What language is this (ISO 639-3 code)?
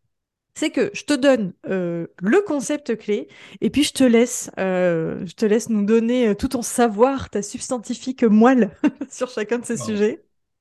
fra